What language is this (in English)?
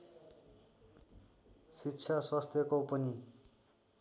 Nepali